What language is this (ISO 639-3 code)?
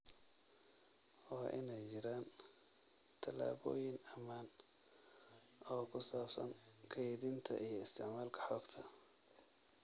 som